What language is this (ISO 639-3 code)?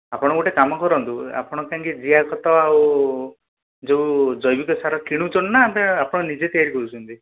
ori